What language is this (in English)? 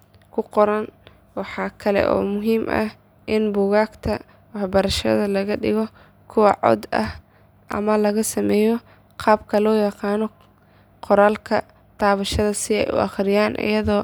Somali